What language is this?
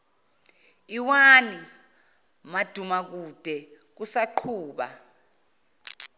Zulu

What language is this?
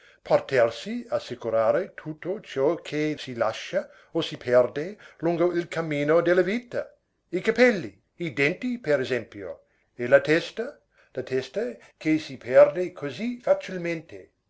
Italian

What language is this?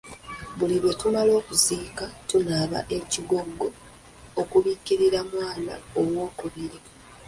Ganda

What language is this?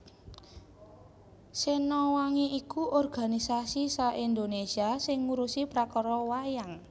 Javanese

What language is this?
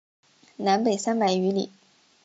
Chinese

